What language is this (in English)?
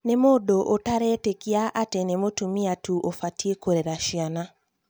Kikuyu